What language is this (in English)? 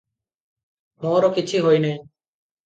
Odia